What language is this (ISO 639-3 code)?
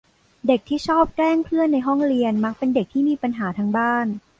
tha